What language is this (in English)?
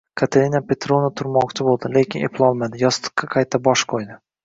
Uzbek